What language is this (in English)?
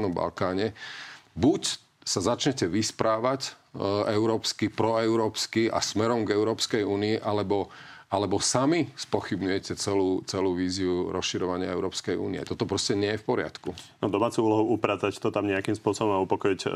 Slovak